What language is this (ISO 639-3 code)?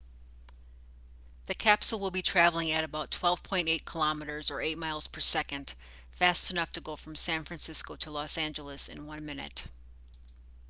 eng